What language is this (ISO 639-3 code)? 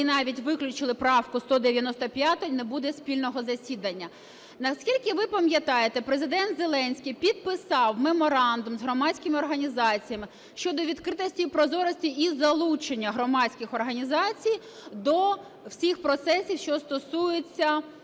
ukr